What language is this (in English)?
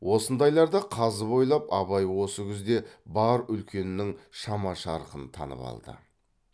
Kazakh